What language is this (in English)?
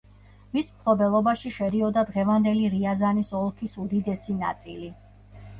Georgian